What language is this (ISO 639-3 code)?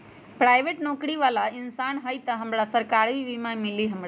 mag